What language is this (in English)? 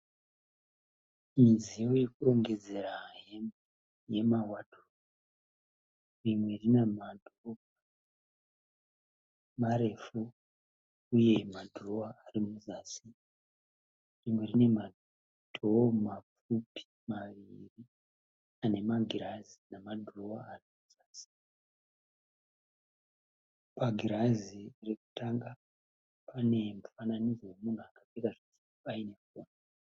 Shona